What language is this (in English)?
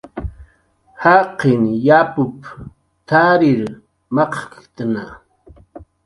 Jaqaru